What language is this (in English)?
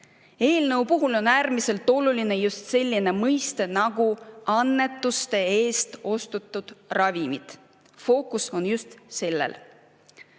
Estonian